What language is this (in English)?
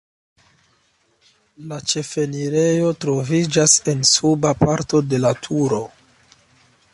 Esperanto